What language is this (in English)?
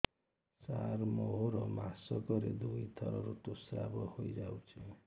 Odia